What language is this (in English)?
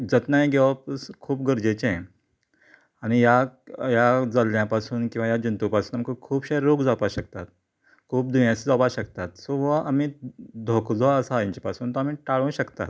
Konkani